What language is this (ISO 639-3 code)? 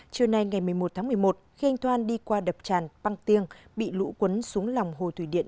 vie